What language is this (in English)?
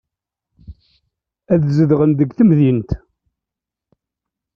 Kabyle